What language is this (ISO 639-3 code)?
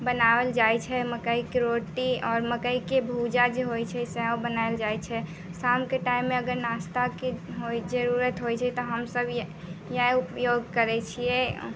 mai